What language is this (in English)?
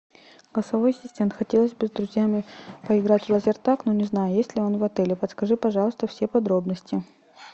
Russian